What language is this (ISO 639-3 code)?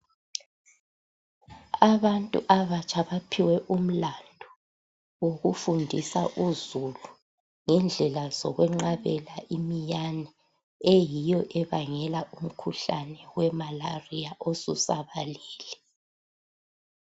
nde